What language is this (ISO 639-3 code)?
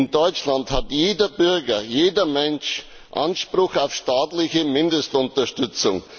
deu